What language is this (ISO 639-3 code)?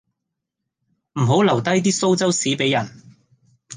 yue